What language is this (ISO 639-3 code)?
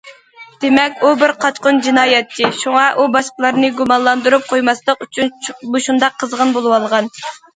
uig